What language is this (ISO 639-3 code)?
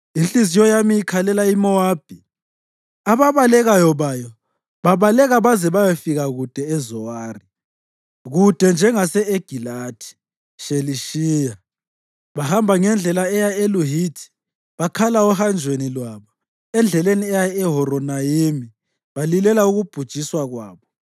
nde